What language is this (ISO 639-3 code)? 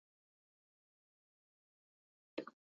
zho